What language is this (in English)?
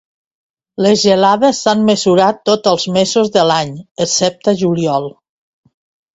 Catalan